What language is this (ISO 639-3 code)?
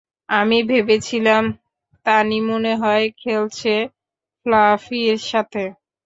ben